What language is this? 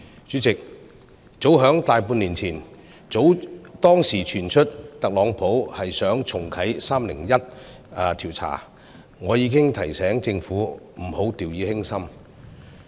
Cantonese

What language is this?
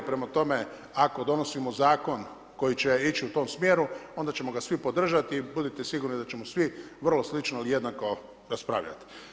Croatian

